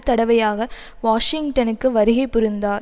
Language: Tamil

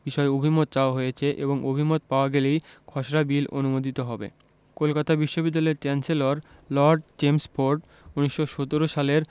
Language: Bangla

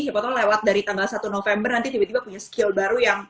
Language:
Indonesian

